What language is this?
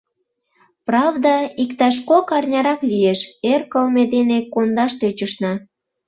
Mari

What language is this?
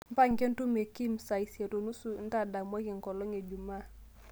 Masai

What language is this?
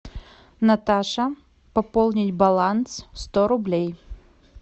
Russian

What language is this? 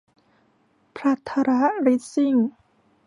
Thai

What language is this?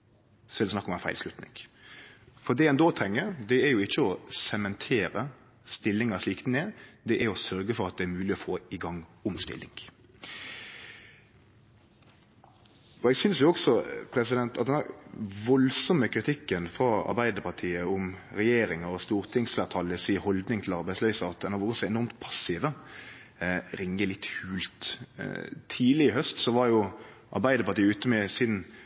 Norwegian Nynorsk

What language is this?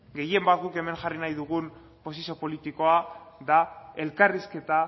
Basque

